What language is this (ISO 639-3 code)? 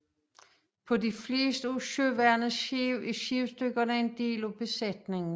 dan